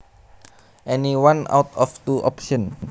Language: Javanese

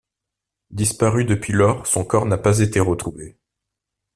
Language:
French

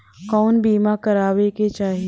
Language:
Bhojpuri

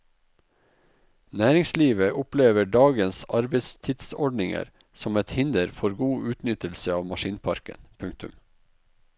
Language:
Norwegian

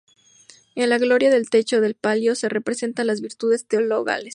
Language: Spanish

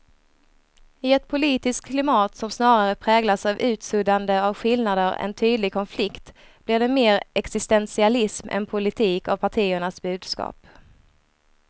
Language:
Swedish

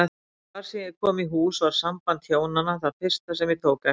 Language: Icelandic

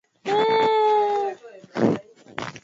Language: Swahili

